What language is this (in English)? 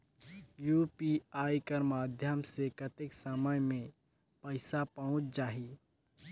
Chhattisgarhi